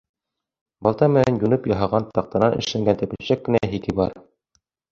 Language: Bashkir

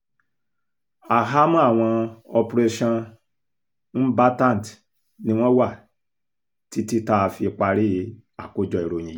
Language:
Yoruba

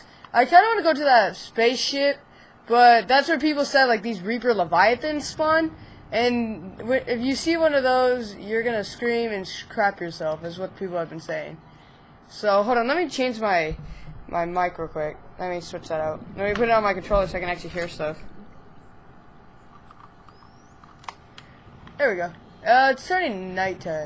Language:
English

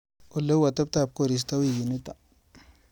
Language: Kalenjin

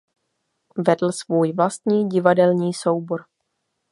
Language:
Czech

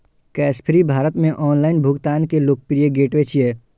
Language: Maithili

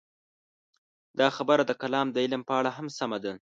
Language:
Pashto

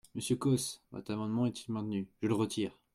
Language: French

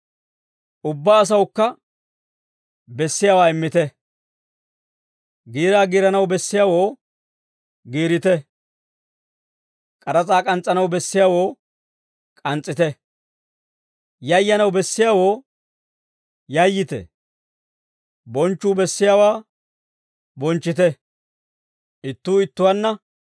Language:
Dawro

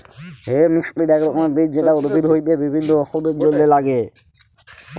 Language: Bangla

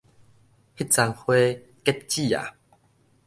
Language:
Min Nan Chinese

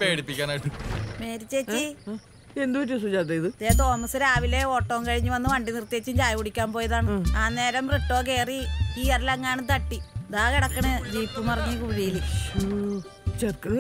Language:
Indonesian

